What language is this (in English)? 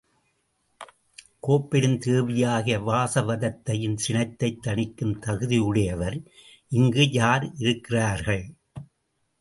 Tamil